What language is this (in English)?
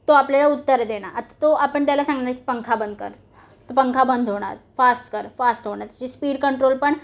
Marathi